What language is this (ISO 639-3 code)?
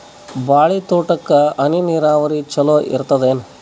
kan